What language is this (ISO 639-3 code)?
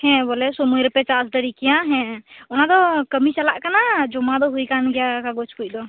sat